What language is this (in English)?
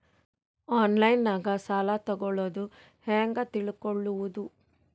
Kannada